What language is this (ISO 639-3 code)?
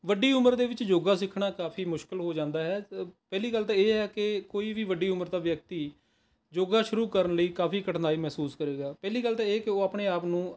pan